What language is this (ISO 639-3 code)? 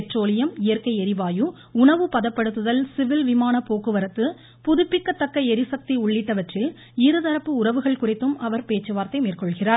tam